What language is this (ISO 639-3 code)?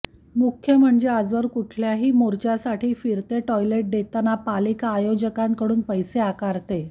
mar